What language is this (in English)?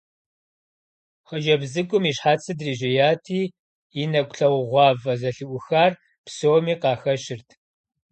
Kabardian